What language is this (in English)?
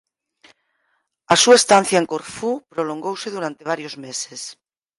Galician